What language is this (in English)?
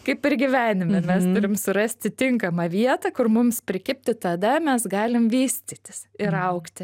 Lithuanian